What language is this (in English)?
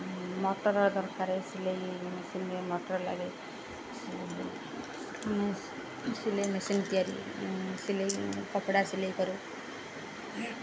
Odia